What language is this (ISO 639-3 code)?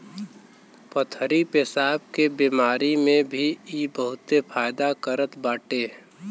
bho